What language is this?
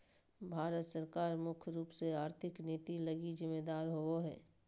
Magahi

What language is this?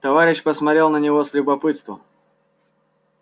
Russian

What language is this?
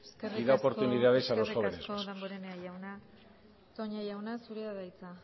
Basque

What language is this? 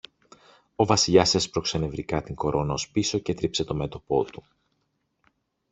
Greek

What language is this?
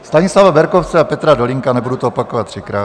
Czech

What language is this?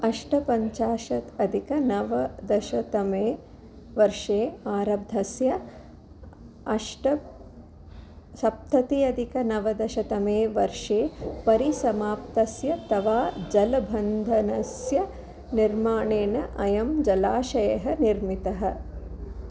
Sanskrit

